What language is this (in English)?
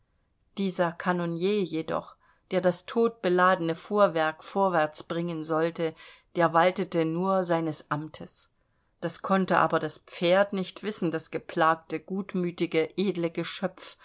German